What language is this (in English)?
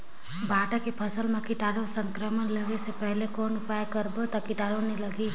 Chhattisgarhi